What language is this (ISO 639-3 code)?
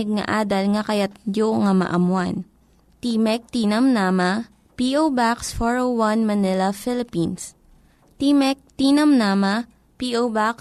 fil